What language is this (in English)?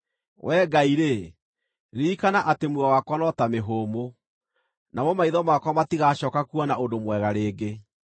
Kikuyu